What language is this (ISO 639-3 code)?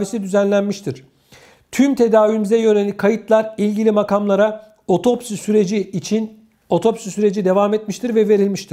tur